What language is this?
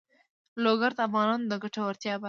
Pashto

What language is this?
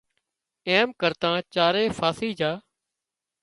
Wadiyara Koli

